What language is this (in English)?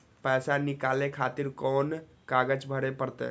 Maithili